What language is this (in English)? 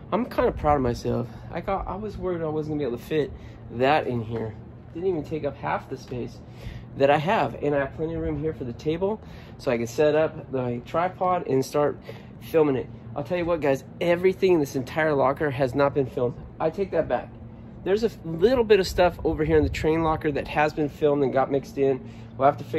English